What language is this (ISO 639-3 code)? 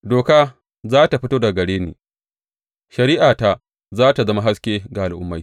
hau